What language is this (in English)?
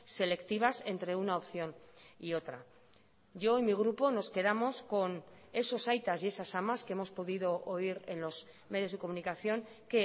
Spanish